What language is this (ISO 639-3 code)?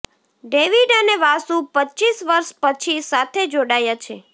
guj